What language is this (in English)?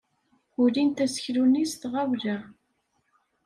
Kabyle